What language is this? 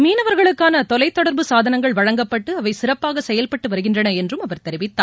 Tamil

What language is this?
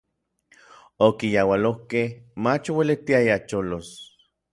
Orizaba Nahuatl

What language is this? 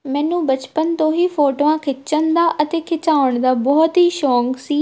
Punjabi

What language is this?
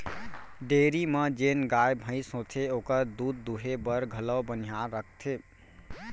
Chhattisgarhi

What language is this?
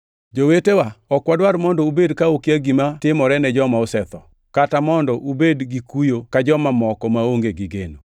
Luo (Kenya and Tanzania)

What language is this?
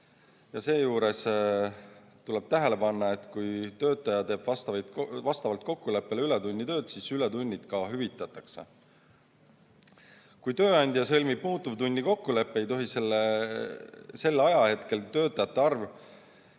Estonian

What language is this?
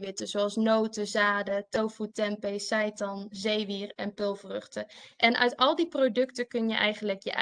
Dutch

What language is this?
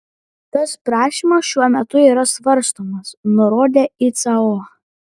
Lithuanian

